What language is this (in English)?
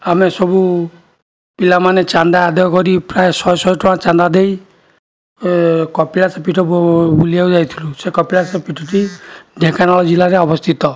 Odia